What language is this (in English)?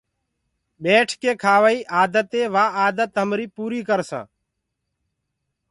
Gurgula